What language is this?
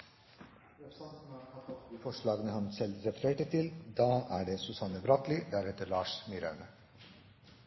Norwegian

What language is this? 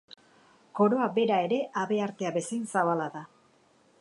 Basque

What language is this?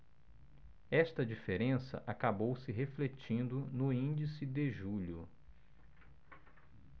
Portuguese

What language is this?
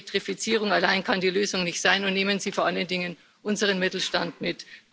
German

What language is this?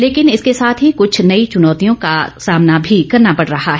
Hindi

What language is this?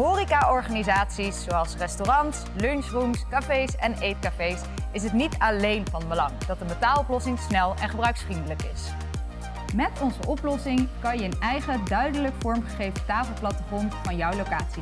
Dutch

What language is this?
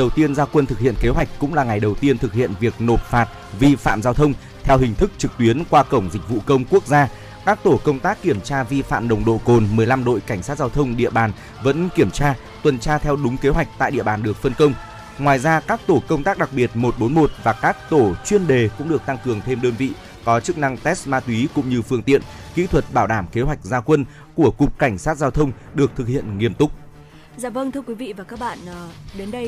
Vietnamese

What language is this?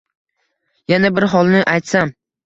Uzbek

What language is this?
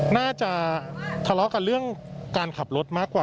Thai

